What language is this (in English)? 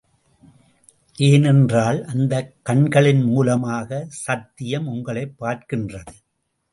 Tamil